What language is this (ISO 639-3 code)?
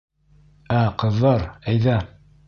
bak